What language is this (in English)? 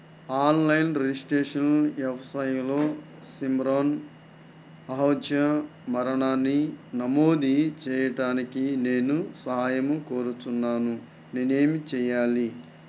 Telugu